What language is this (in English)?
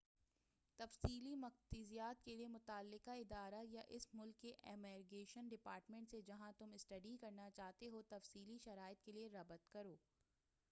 Urdu